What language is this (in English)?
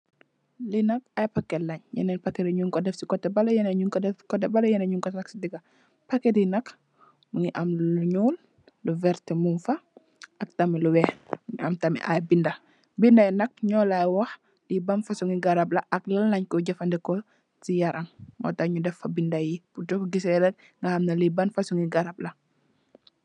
Wolof